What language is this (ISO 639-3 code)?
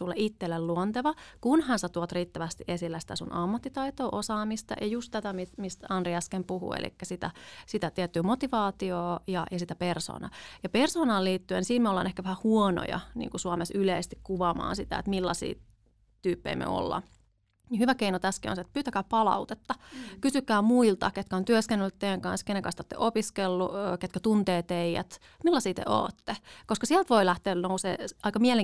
fin